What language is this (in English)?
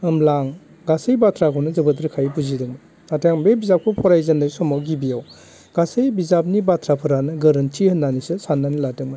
Bodo